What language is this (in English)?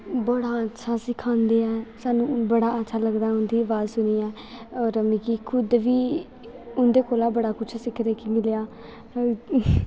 Dogri